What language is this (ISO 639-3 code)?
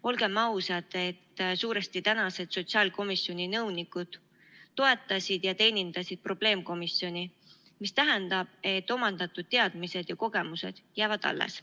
est